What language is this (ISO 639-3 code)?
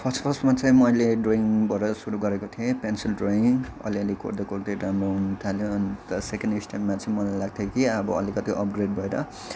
nep